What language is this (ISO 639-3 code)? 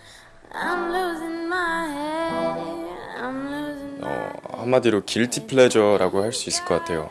kor